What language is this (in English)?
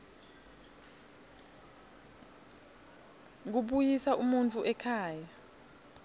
Swati